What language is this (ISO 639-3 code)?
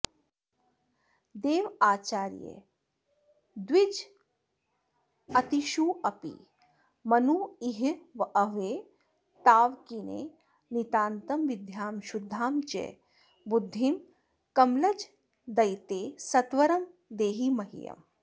san